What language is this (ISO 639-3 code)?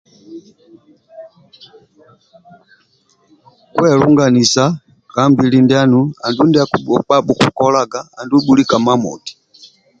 rwm